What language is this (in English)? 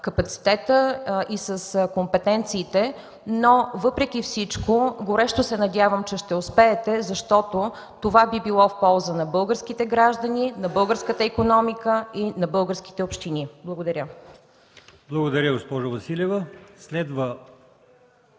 Bulgarian